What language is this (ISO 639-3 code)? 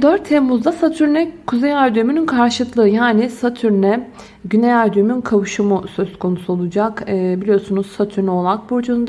tur